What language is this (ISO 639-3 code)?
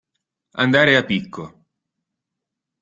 ita